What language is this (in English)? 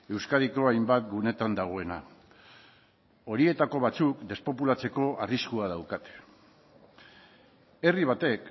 Basque